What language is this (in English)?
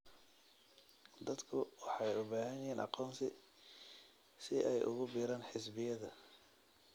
Somali